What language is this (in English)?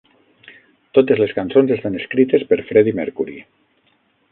Catalan